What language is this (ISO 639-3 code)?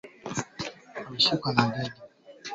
swa